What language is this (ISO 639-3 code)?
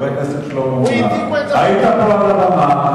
heb